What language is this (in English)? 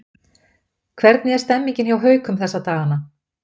Icelandic